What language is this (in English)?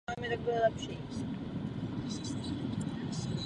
Czech